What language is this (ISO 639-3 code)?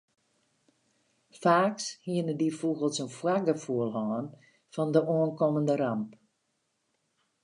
fry